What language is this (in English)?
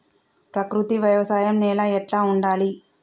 Telugu